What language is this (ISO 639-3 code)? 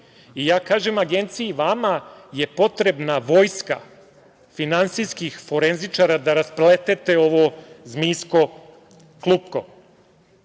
srp